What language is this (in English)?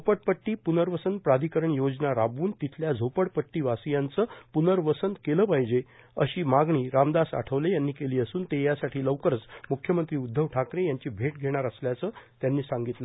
Marathi